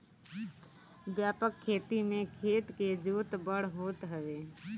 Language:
Bhojpuri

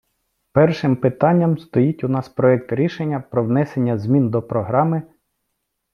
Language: Ukrainian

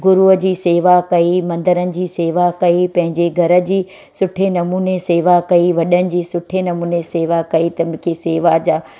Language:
Sindhi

